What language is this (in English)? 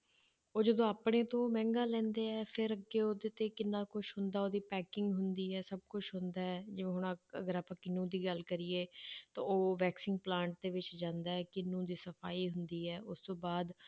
Punjabi